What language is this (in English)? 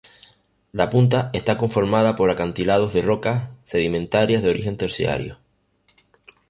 Spanish